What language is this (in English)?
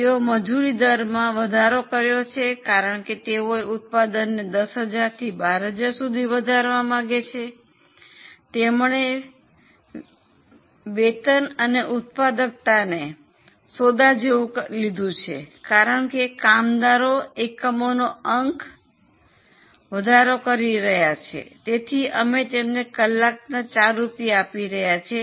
Gujarati